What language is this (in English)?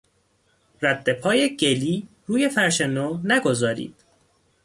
Persian